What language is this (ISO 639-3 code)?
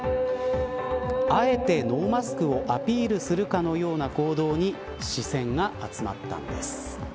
jpn